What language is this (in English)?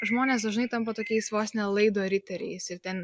Lithuanian